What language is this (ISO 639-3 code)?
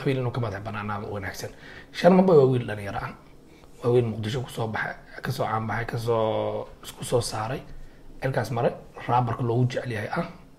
ara